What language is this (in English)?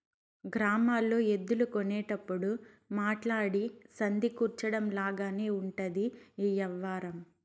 Telugu